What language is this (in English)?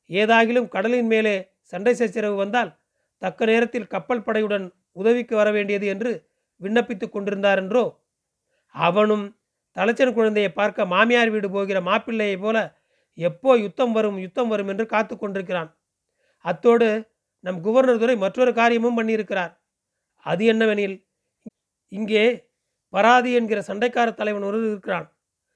Tamil